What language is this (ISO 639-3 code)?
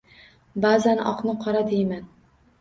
uzb